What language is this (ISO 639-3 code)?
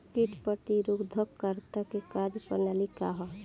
bho